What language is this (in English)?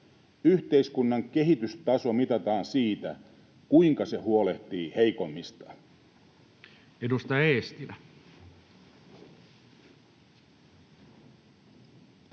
Finnish